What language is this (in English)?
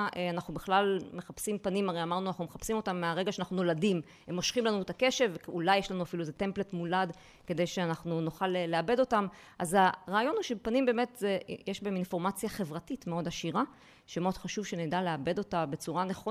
Hebrew